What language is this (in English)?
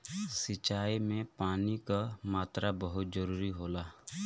Bhojpuri